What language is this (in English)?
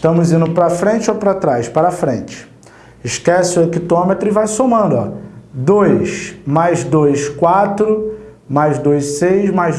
Portuguese